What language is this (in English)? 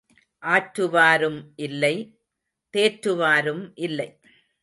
Tamil